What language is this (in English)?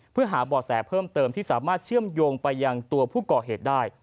Thai